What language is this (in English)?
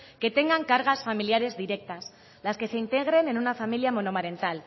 Spanish